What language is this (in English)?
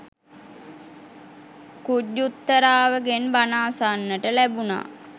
Sinhala